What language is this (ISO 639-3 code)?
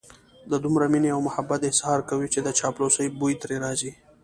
pus